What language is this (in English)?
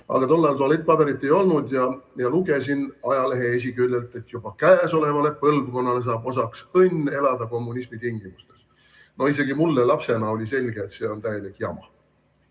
Estonian